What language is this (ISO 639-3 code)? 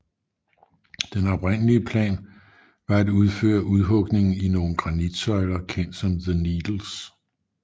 dan